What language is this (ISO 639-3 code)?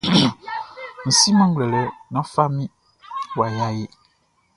bci